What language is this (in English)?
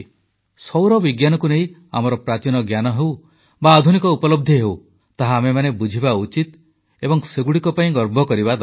Odia